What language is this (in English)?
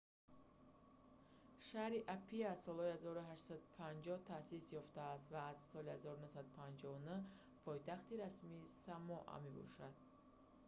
Tajik